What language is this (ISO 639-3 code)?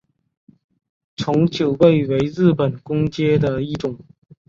zho